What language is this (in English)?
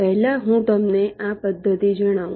Gujarati